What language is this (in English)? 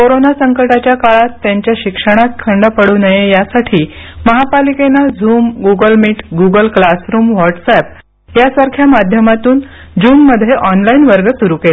Marathi